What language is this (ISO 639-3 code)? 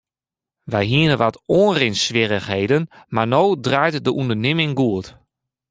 fry